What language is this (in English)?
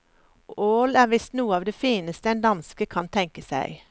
Norwegian